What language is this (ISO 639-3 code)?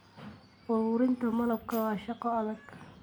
som